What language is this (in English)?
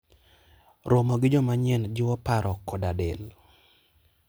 Luo (Kenya and Tanzania)